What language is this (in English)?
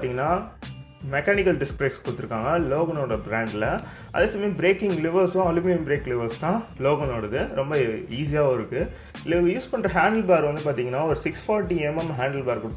Indonesian